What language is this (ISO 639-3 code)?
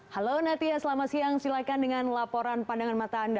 ind